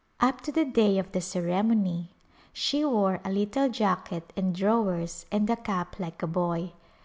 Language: English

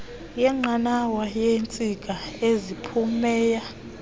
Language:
Xhosa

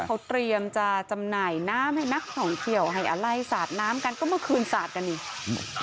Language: Thai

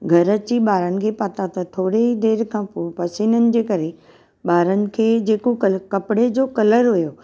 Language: Sindhi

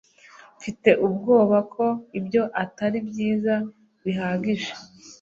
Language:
Kinyarwanda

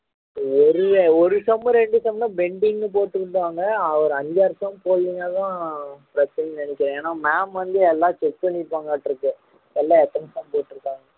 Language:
Tamil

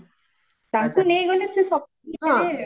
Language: Odia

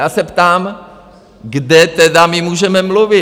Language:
Czech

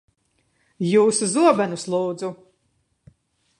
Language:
Latvian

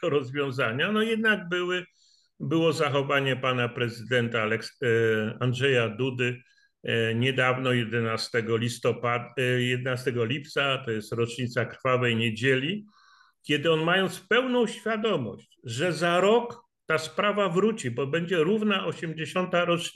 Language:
Polish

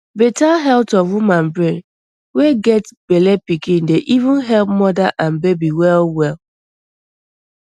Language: Nigerian Pidgin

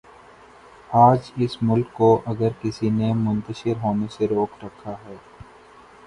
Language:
Urdu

